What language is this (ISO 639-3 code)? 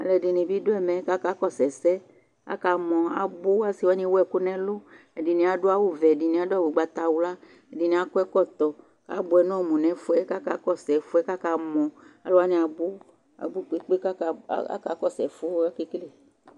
kpo